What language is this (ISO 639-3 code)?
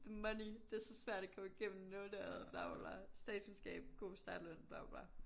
dan